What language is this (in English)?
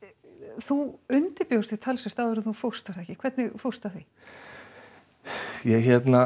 Icelandic